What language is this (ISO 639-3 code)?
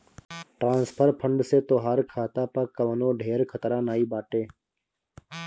bho